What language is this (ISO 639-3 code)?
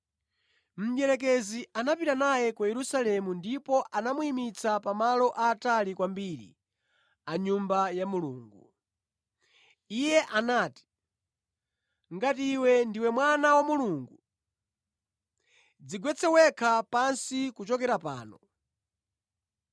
nya